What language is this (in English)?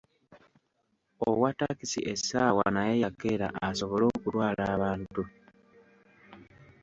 Ganda